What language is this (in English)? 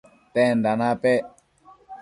Matsés